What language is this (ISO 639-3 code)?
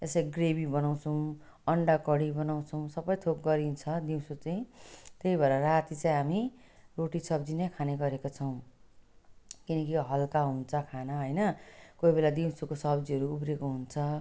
nep